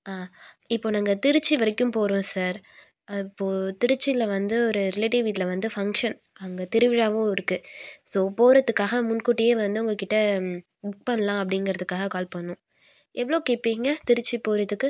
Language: Tamil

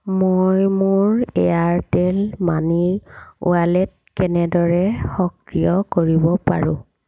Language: Assamese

